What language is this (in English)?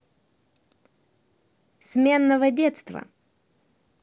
Russian